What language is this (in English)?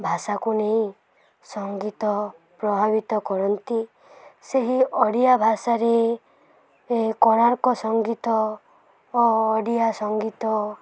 Odia